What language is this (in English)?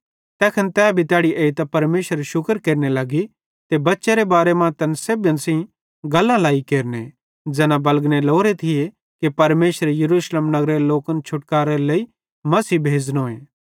Bhadrawahi